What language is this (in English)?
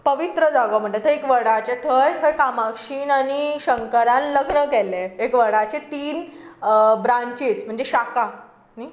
Konkani